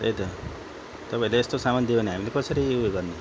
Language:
Nepali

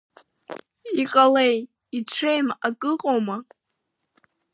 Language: Abkhazian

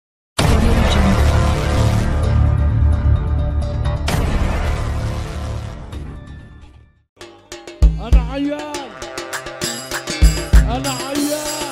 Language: Arabic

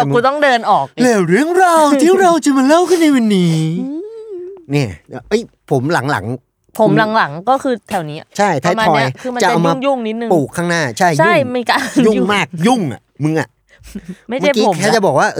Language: Thai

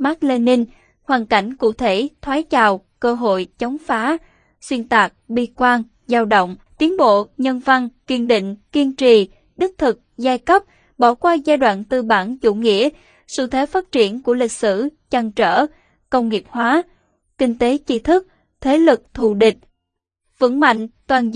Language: Vietnamese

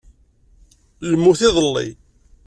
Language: Kabyle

